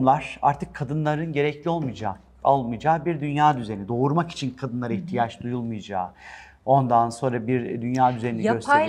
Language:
Turkish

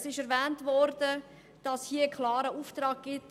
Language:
Swiss German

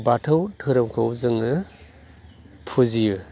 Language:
Bodo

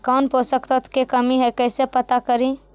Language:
Magahi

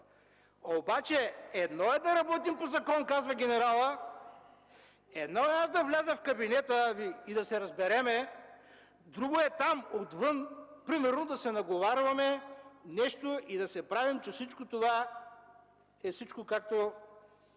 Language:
Bulgarian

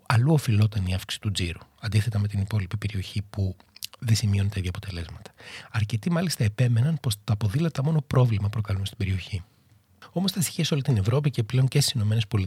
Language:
Greek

